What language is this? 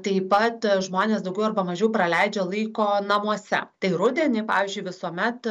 Lithuanian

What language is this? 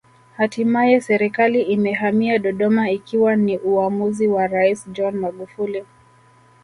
Swahili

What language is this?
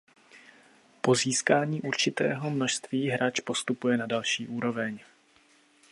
Czech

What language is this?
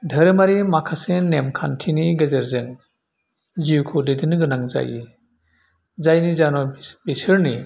Bodo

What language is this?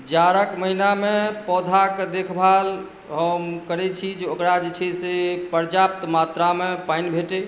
Maithili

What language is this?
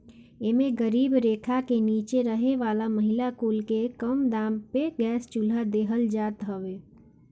Bhojpuri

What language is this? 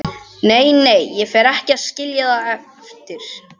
Icelandic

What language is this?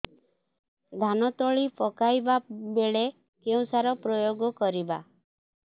Odia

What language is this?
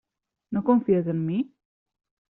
Catalan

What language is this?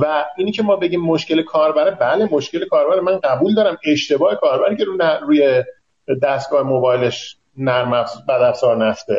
Persian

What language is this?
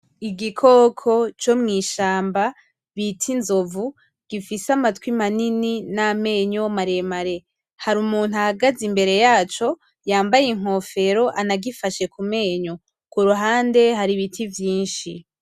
Rundi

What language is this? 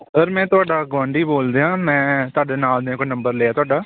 Punjabi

